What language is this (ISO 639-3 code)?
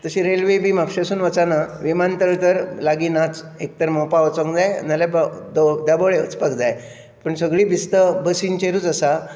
kok